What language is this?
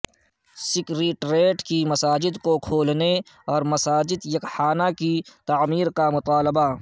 Urdu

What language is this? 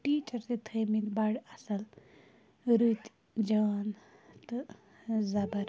Kashmiri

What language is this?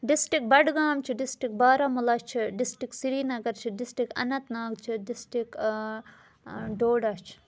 Kashmiri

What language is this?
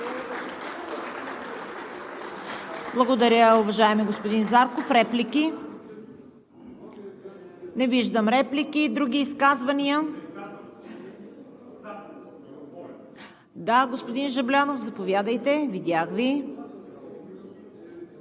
Bulgarian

